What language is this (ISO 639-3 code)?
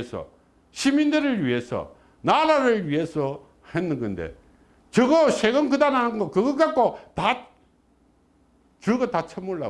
kor